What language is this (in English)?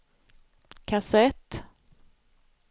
Swedish